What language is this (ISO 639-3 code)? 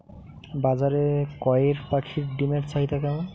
ben